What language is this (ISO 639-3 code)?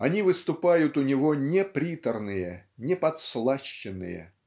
rus